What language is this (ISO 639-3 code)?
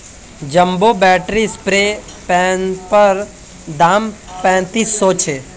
mag